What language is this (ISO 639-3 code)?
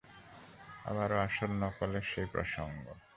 ben